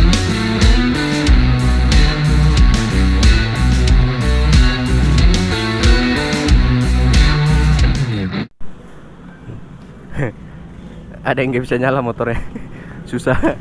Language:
Indonesian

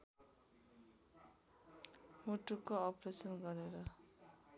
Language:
Nepali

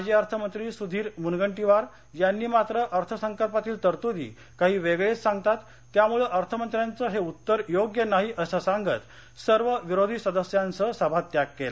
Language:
Marathi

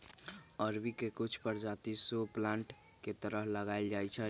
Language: Magahi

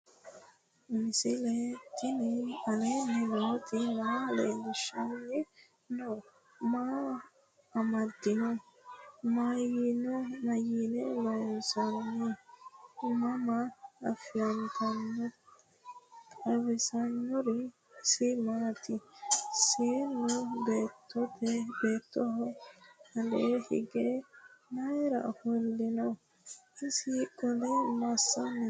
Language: Sidamo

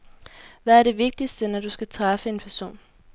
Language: Danish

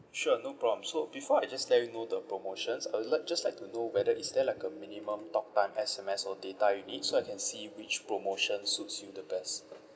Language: English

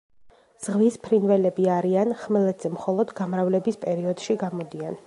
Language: Georgian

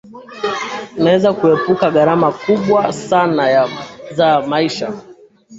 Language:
Swahili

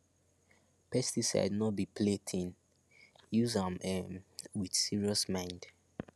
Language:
Nigerian Pidgin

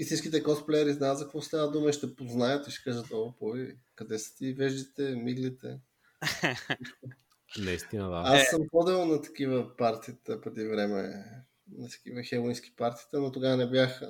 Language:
Bulgarian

